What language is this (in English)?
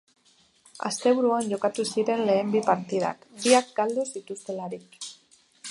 Basque